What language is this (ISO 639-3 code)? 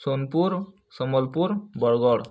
ori